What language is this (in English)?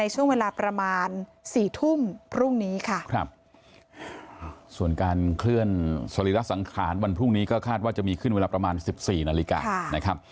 Thai